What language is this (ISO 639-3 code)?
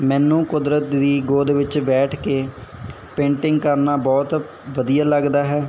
pan